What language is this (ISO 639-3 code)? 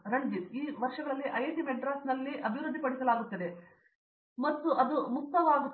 kan